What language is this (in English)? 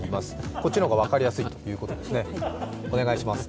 Japanese